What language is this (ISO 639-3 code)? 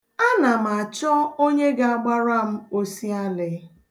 ibo